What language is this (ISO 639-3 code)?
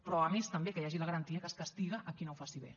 cat